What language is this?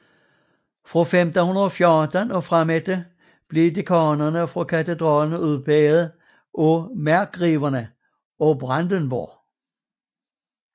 Danish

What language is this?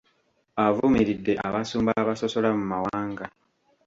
Ganda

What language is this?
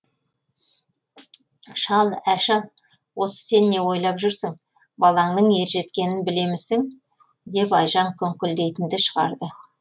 Kazakh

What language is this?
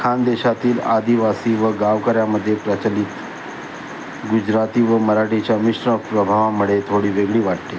Marathi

